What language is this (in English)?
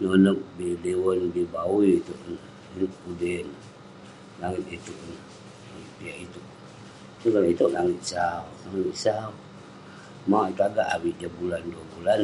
Western Penan